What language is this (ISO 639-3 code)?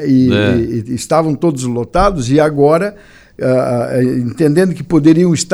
por